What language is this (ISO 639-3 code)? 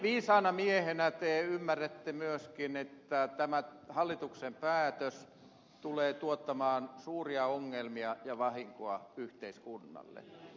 fin